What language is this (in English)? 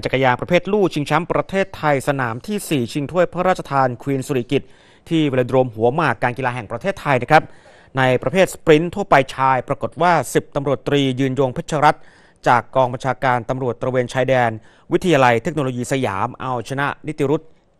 Thai